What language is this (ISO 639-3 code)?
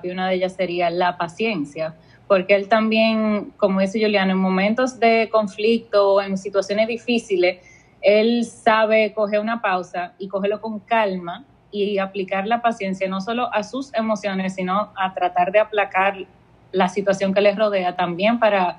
spa